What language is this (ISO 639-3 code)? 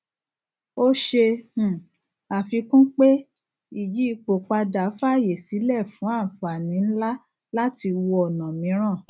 yor